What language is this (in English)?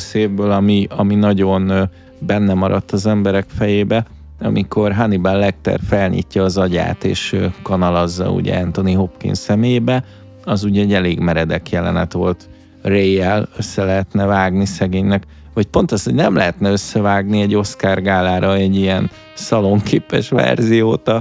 Hungarian